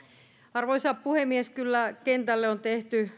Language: Finnish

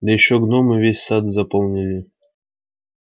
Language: Russian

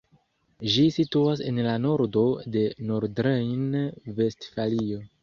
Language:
Esperanto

